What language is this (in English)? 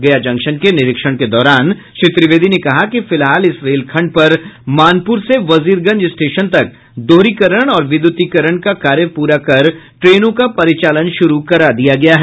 Hindi